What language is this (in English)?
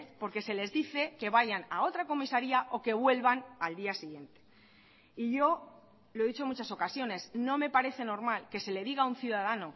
Spanish